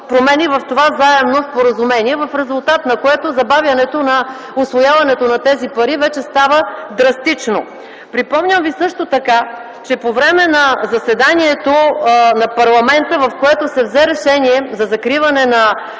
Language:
Bulgarian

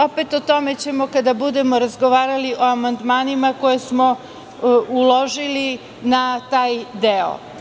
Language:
Serbian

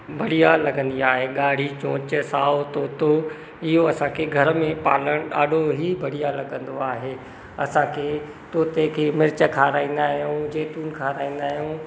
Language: Sindhi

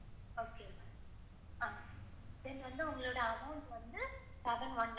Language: Tamil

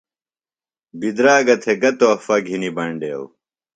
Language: Phalura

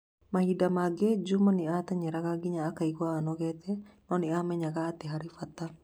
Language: Kikuyu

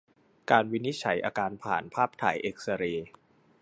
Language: Thai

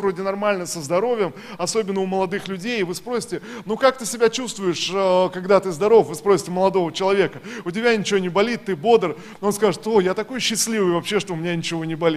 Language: Russian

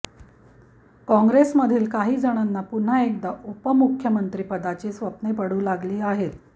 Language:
Marathi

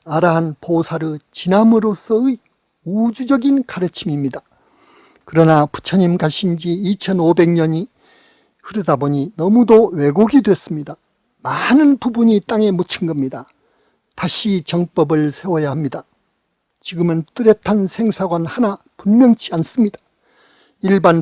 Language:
Korean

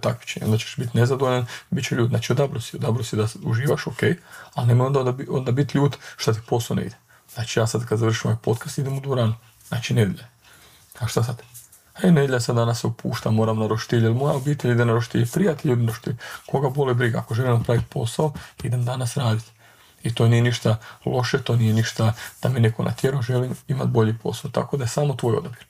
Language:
Croatian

